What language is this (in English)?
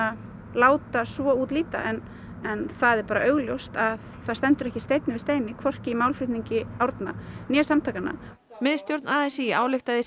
Icelandic